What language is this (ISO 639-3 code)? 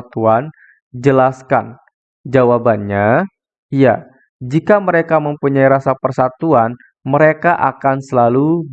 ind